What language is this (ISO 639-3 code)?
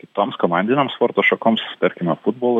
lit